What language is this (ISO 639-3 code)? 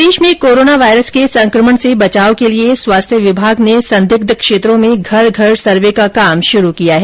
hin